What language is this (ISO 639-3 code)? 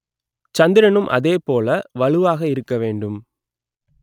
tam